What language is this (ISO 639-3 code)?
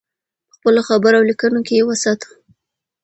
pus